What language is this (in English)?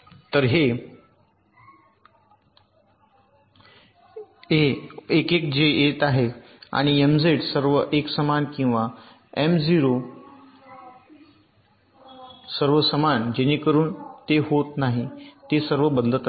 Marathi